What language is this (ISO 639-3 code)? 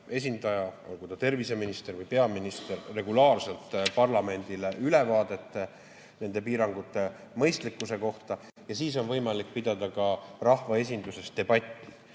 est